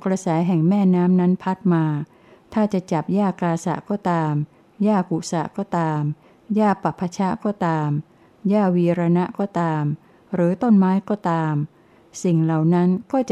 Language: Thai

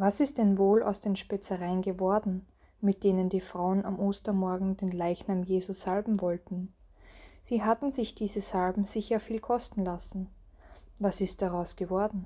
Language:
German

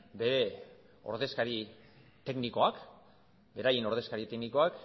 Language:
Basque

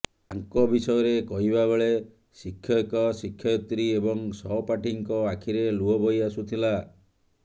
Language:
Odia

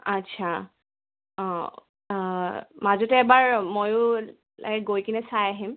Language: Assamese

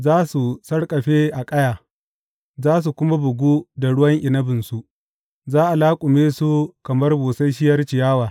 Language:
Hausa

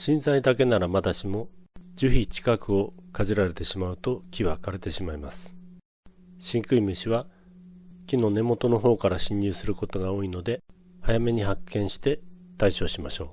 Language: Japanese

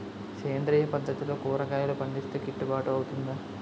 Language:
Telugu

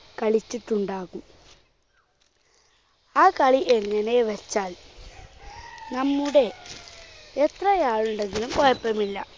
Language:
Malayalam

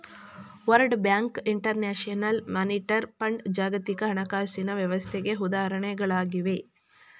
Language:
Kannada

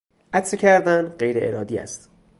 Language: Persian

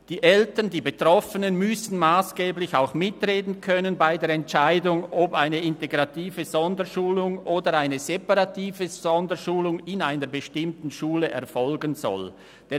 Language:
Swiss German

